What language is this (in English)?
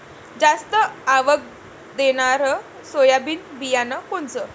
Marathi